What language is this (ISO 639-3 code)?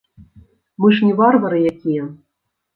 bel